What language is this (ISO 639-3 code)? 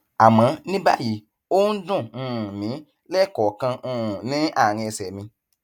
yor